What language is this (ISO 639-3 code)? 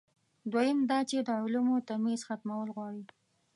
pus